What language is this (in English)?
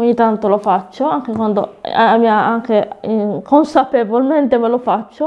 Italian